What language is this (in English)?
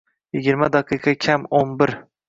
Uzbek